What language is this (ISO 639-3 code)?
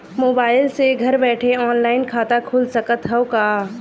bho